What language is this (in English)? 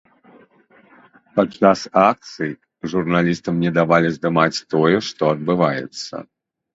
Belarusian